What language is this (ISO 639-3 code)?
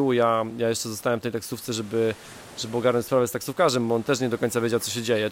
pol